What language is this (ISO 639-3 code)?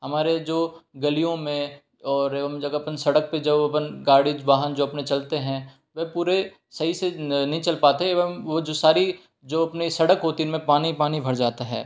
hin